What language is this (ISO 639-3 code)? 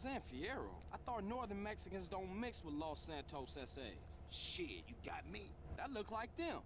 tur